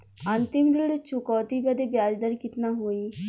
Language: Bhojpuri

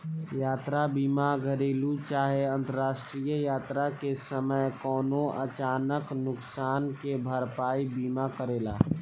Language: Bhojpuri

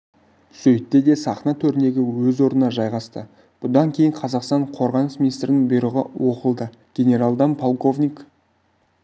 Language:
Kazakh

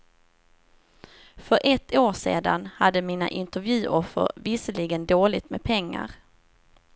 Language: Swedish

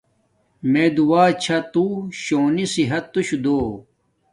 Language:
Domaaki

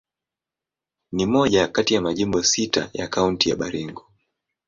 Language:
Swahili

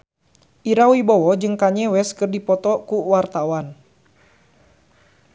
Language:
Sundanese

